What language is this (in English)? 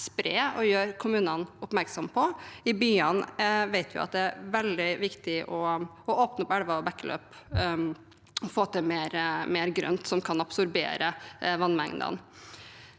Norwegian